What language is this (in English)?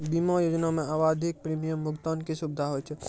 Maithili